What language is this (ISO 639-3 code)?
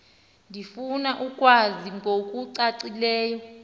xho